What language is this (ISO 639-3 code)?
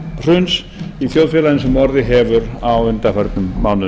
isl